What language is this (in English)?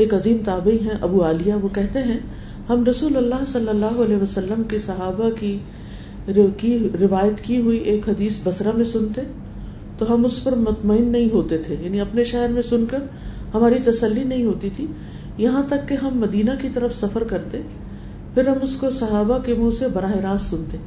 Urdu